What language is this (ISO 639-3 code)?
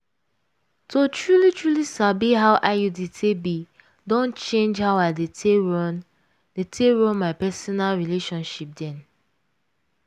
pcm